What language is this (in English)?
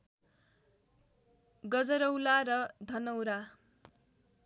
Nepali